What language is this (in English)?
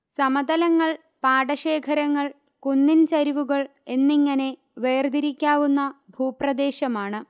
Malayalam